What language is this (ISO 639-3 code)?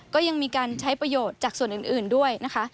tha